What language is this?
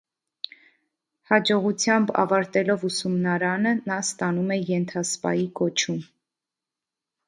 Armenian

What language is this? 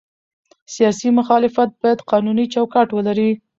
Pashto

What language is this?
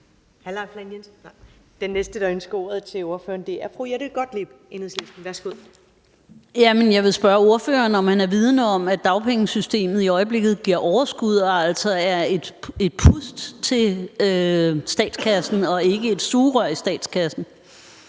Danish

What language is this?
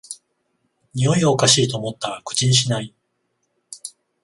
Japanese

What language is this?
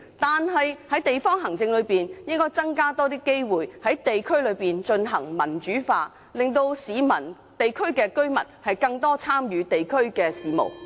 Cantonese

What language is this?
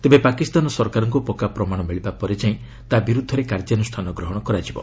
Odia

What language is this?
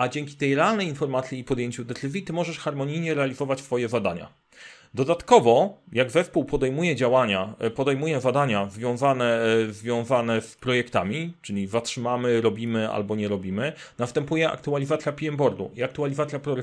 Polish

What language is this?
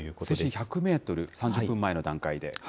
Japanese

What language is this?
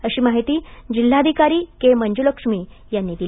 Marathi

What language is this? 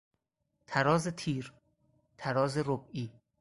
Persian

